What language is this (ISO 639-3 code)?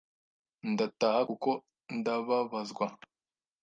kin